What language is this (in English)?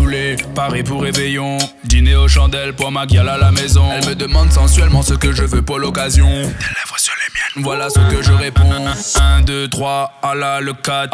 French